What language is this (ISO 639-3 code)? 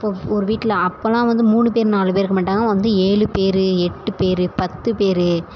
tam